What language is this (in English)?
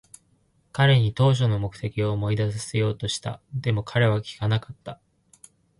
Japanese